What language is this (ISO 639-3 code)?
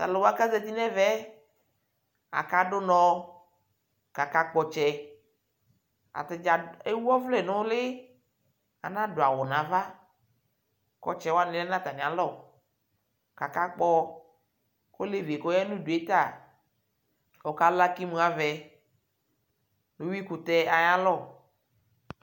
kpo